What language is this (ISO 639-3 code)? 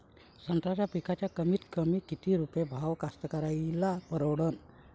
mar